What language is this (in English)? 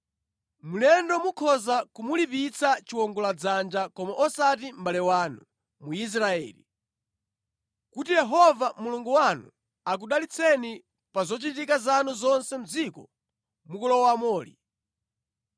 Nyanja